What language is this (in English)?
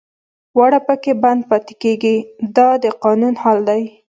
Pashto